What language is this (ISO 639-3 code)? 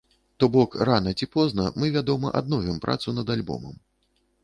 bel